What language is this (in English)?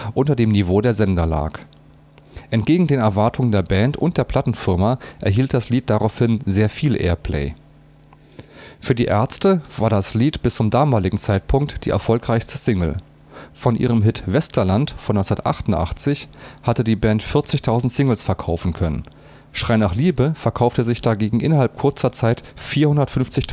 German